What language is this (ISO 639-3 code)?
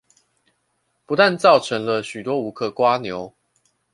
zho